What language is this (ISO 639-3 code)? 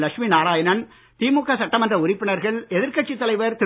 tam